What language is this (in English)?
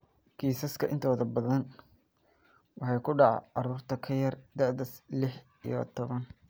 Somali